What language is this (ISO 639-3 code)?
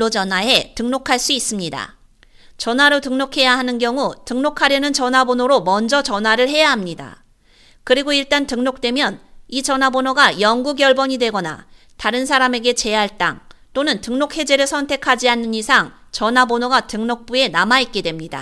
kor